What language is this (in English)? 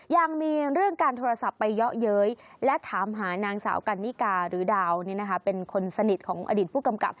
Thai